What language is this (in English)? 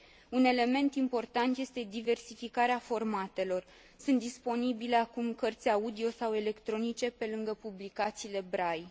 Romanian